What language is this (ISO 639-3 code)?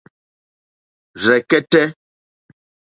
bri